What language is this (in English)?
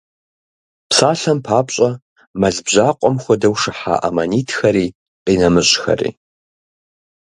Kabardian